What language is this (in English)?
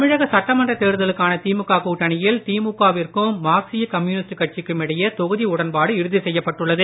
Tamil